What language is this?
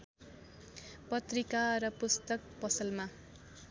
Nepali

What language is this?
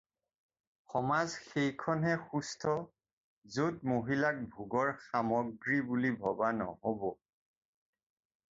Assamese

